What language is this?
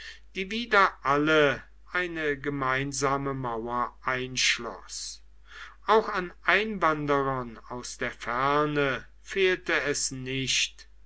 German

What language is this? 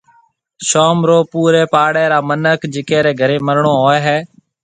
Marwari (Pakistan)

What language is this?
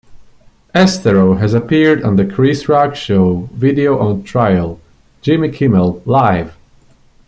English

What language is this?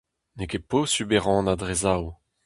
Breton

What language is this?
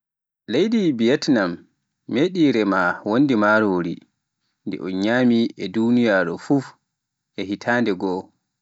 Pular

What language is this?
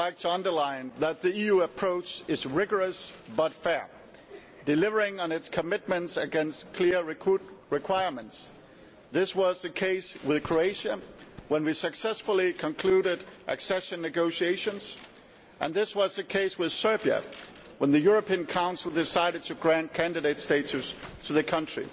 English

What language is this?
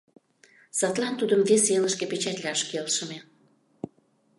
Mari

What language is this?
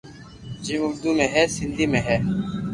Loarki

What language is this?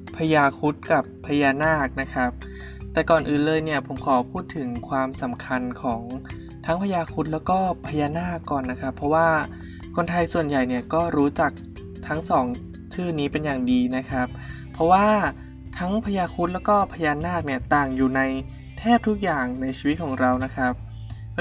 Thai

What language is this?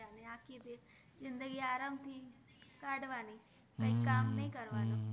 Gujarati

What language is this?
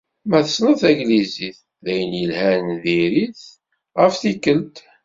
Kabyle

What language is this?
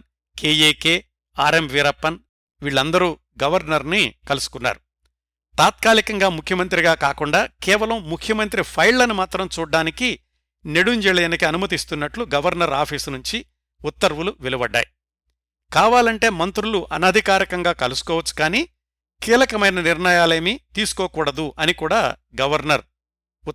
Telugu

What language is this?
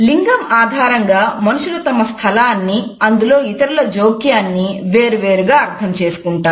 Telugu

